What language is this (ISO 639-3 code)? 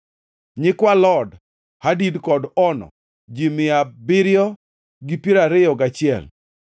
luo